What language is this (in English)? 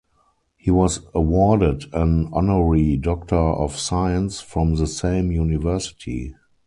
English